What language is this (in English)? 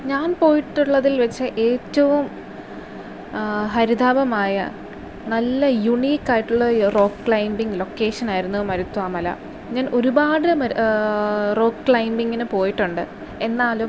Malayalam